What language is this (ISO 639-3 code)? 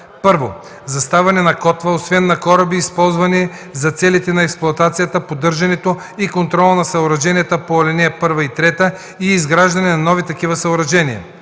bul